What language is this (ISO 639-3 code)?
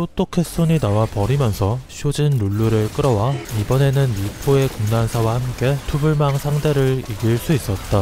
kor